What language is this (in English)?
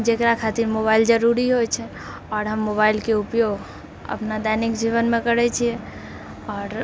Maithili